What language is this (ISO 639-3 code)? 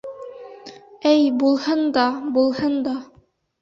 bak